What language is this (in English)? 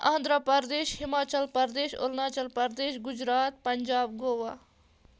Kashmiri